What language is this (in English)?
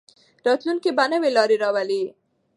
Pashto